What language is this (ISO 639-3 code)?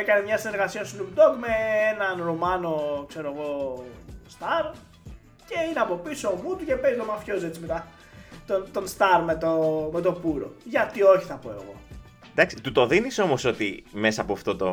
ell